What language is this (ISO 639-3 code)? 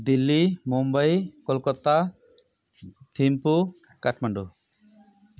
nep